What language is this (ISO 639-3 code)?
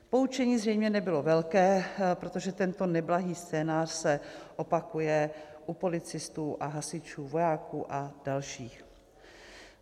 ces